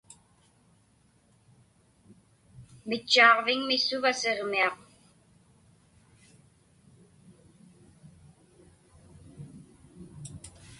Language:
Inupiaq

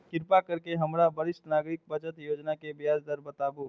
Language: Maithili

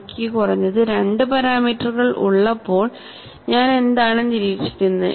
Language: Malayalam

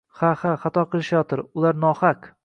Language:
Uzbek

